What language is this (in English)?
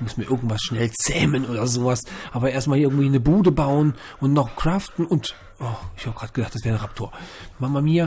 German